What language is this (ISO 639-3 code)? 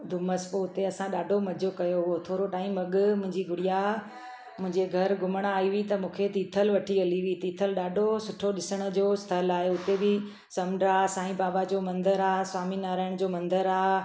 snd